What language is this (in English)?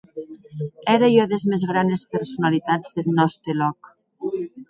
Occitan